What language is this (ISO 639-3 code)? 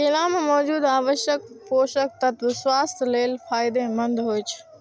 mai